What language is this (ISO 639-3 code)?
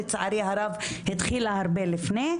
heb